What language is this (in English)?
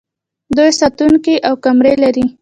Pashto